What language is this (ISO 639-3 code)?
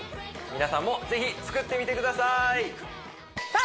jpn